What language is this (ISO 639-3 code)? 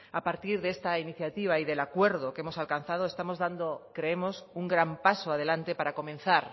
spa